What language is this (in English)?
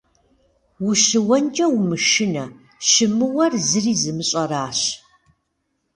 Kabardian